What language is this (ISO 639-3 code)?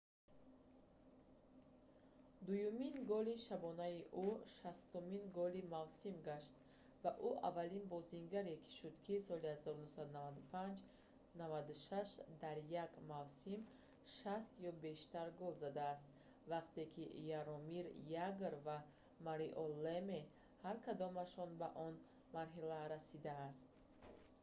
tgk